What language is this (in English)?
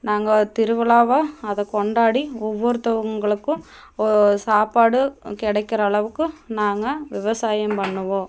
Tamil